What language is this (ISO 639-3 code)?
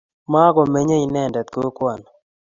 kln